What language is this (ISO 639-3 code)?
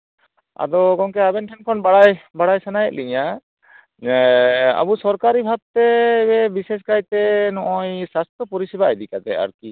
sat